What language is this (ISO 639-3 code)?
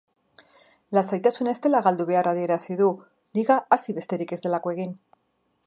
eus